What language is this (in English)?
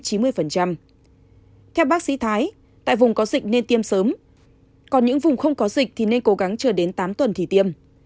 Vietnamese